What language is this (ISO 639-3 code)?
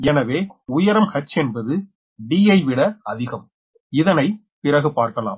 tam